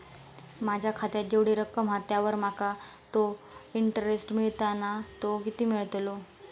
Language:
Marathi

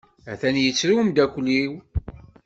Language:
Kabyle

